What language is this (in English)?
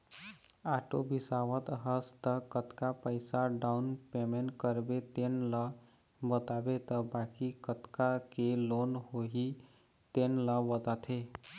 Chhattisgarhi